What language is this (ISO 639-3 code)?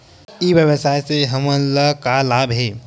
hne